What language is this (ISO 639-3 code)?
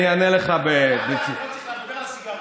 heb